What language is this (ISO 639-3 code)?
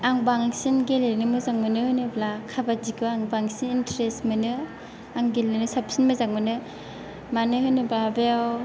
brx